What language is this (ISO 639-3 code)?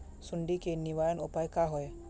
mag